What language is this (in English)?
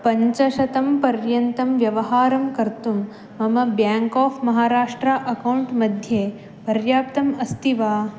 Sanskrit